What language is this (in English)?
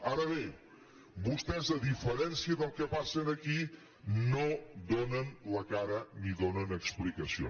Catalan